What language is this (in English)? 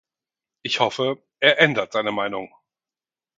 German